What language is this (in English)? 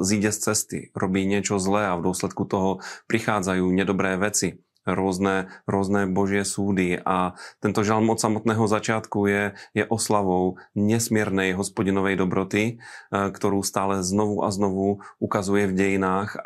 Slovak